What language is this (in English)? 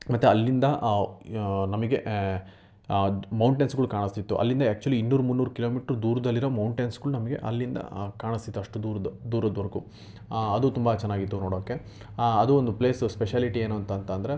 Kannada